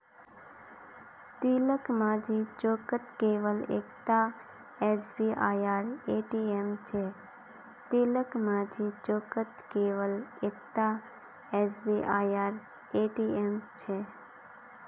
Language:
Magahi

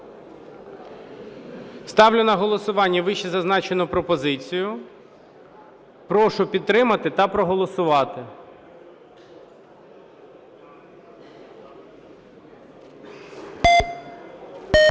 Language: Ukrainian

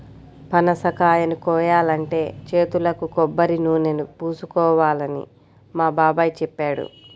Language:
Telugu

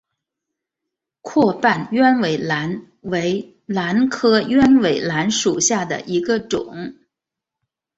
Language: Chinese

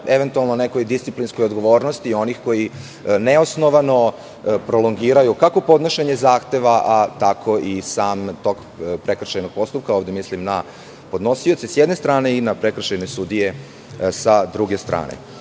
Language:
Serbian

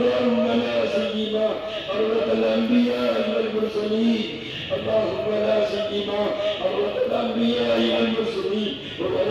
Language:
Arabic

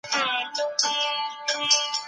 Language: Pashto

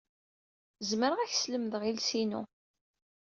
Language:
Kabyle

